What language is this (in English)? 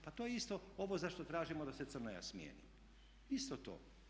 Croatian